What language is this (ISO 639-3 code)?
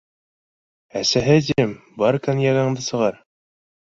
bak